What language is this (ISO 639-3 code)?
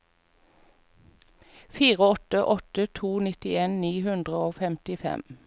nor